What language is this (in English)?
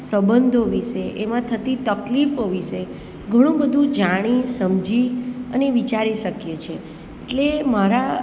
Gujarati